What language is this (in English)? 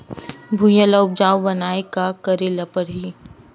Chhattisgarhi